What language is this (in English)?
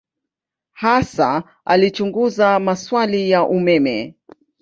Swahili